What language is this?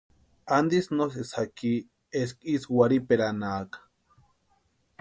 Western Highland Purepecha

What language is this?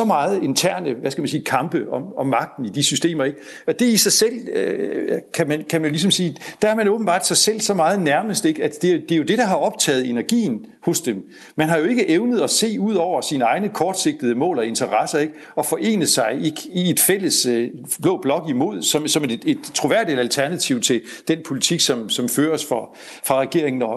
Danish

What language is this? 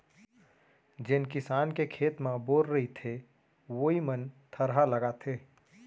Chhattisgarhi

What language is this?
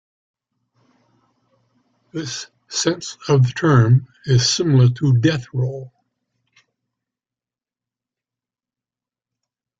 English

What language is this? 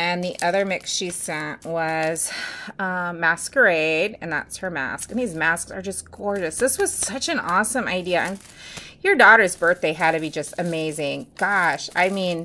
English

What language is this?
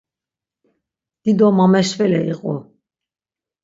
Laz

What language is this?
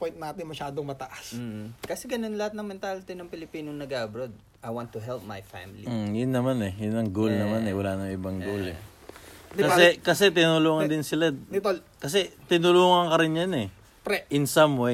Filipino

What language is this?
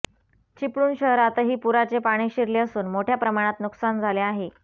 Marathi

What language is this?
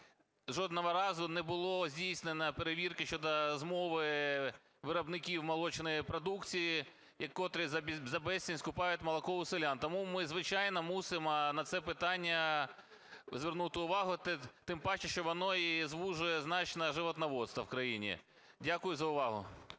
Ukrainian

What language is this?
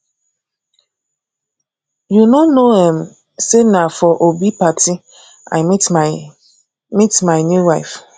Nigerian Pidgin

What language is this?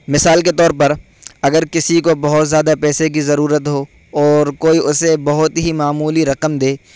Urdu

